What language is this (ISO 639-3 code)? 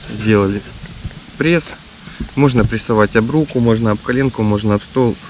rus